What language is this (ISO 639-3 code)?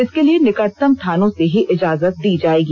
hin